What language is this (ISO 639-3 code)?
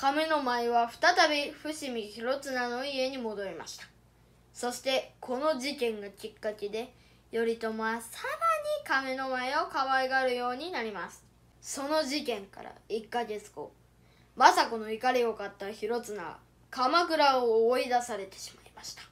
jpn